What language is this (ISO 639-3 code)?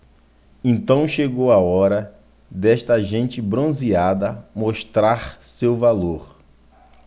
por